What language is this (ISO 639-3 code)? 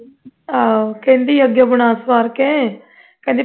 pan